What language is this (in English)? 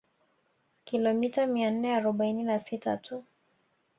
Swahili